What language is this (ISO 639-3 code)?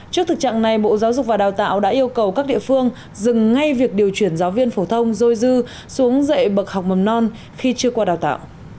vie